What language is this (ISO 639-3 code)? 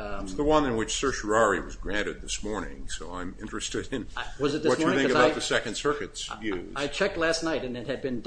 eng